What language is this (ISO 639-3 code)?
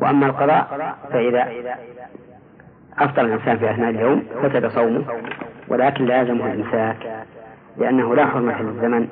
ara